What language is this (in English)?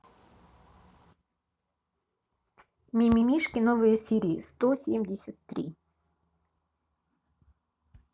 Russian